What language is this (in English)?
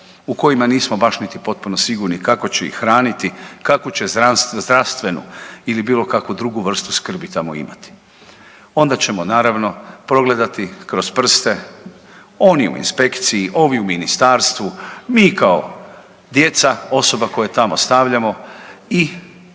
Croatian